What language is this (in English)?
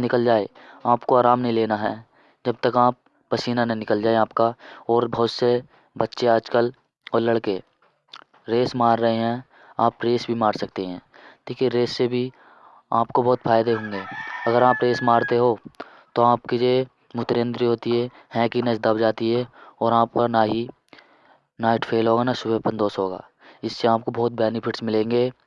Hindi